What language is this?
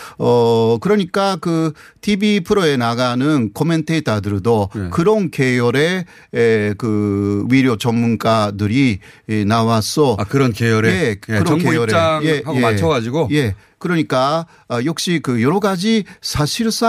Korean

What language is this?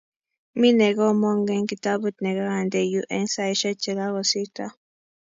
Kalenjin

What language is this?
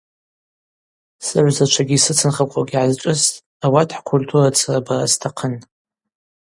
Abaza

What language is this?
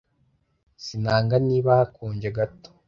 Kinyarwanda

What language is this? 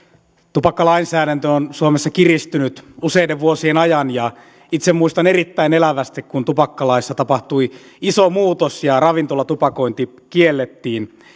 Finnish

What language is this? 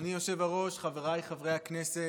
Hebrew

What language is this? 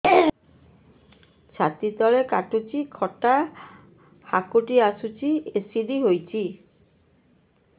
Odia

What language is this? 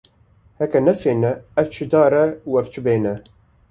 Kurdish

